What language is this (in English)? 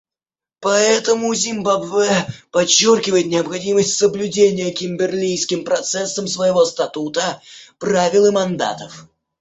Russian